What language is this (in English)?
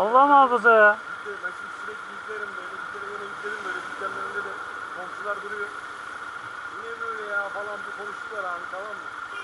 Turkish